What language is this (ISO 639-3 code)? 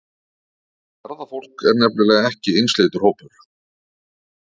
isl